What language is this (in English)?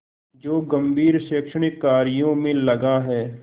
Hindi